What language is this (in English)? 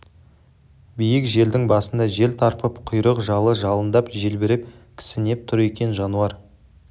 Kazakh